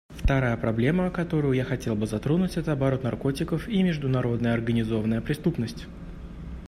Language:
Russian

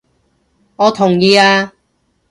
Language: Cantonese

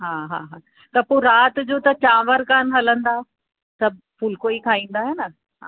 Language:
Sindhi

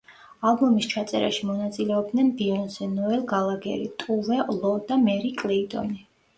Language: Georgian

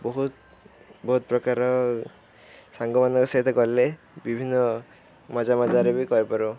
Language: Odia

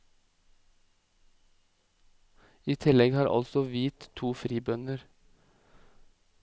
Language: Norwegian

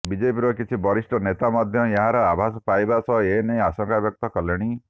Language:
Odia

